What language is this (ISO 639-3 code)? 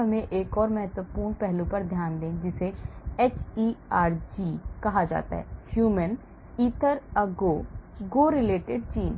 hin